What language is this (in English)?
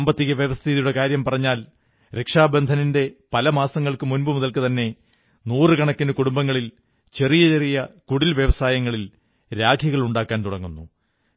Malayalam